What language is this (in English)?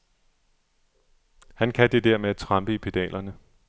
Danish